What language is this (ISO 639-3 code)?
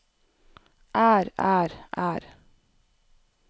nor